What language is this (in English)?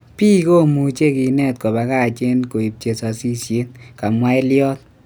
Kalenjin